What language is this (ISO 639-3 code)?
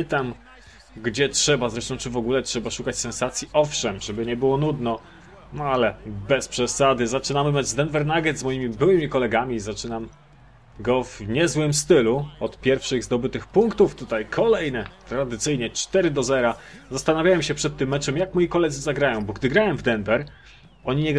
pol